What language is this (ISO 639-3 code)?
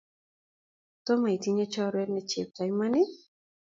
kln